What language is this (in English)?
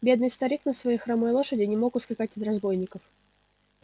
Russian